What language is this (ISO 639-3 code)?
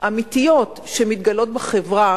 heb